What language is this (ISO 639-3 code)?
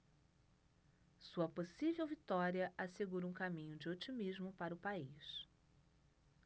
por